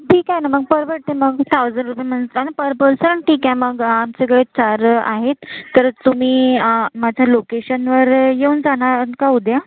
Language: Marathi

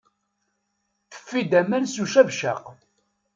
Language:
Kabyle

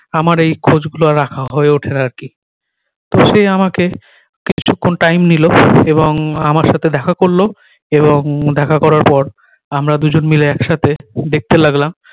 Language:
Bangla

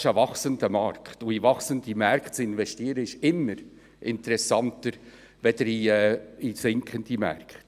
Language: Swiss German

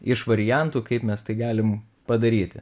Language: Lithuanian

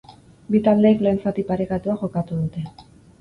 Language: Basque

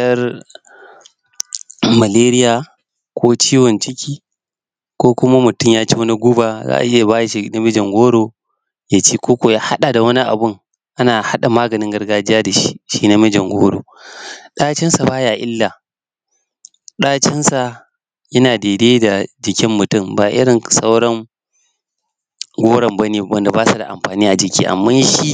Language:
Hausa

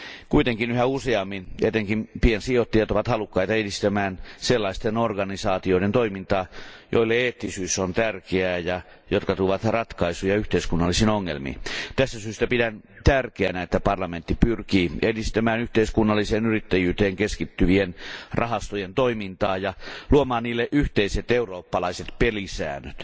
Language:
Finnish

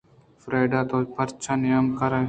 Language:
Eastern Balochi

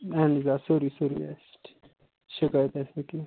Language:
Kashmiri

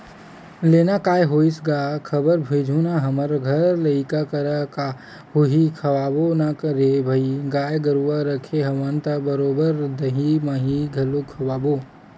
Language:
Chhattisgarhi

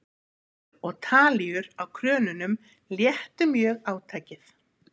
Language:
Icelandic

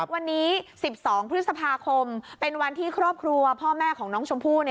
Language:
Thai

